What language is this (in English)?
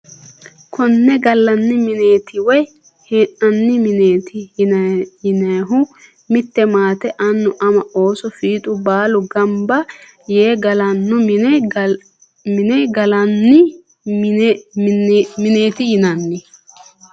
Sidamo